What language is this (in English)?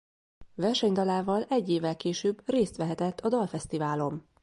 Hungarian